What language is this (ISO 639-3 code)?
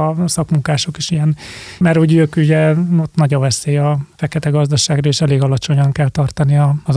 hun